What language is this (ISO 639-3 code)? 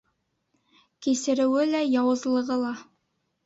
bak